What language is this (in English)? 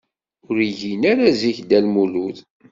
Kabyle